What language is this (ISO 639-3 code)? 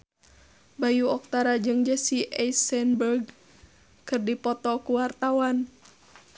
sun